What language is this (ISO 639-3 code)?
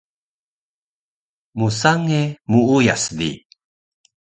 trv